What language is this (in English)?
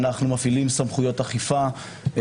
Hebrew